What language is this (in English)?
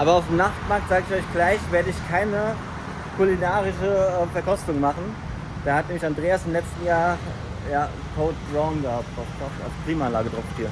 German